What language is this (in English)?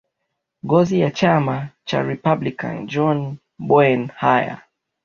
Swahili